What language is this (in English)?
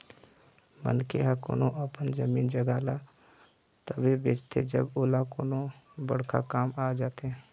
Chhattisgarhi